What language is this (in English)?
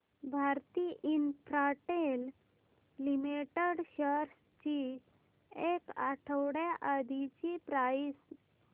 Marathi